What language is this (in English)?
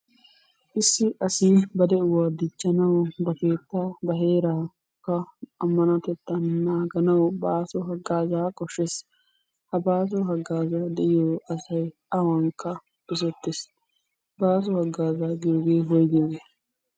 Wolaytta